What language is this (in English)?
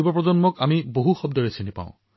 Assamese